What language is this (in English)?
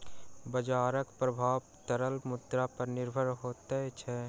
Maithili